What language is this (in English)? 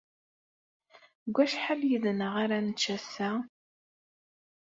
Kabyle